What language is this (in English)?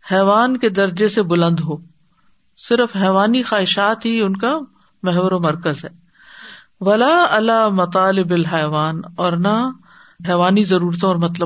Urdu